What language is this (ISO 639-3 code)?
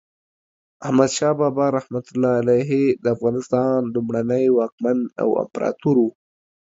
pus